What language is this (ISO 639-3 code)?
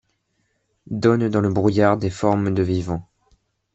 fra